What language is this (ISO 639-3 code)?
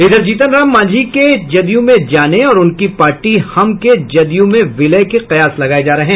hin